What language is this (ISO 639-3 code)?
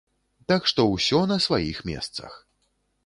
bel